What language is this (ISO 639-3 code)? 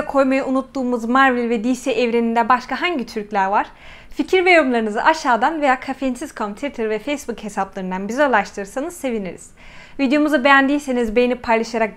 tur